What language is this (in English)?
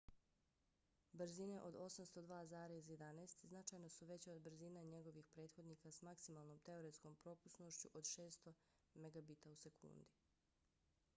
Bosnian